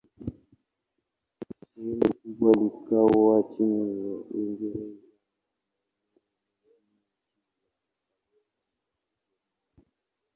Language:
Swahili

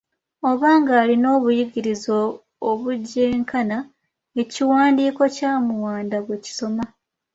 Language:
Ganda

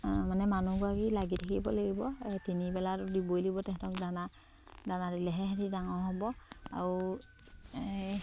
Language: Assamese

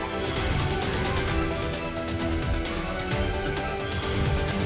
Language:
Indonesian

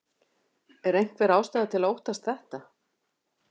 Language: Icelandic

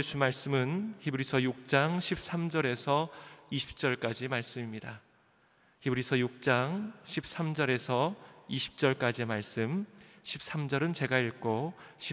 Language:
Korean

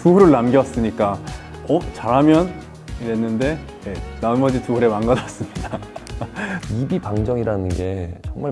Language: Korean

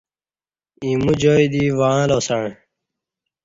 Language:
Kati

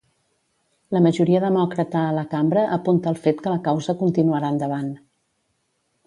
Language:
Catalan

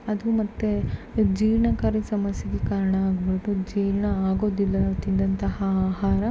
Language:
Kannada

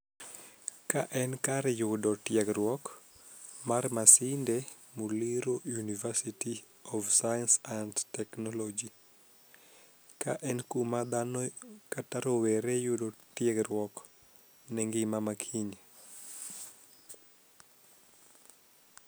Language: Luo (Kenya and Tanzania)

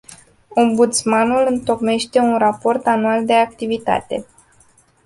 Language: Romanian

